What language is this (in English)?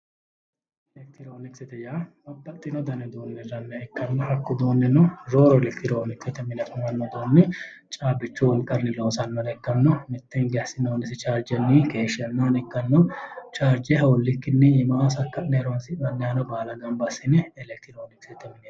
Sidamo